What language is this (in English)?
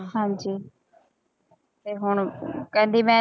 Punjabi